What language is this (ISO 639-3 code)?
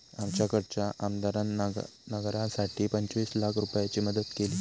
mar